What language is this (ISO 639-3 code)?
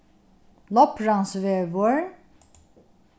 fao